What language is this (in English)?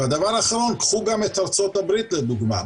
Hebrew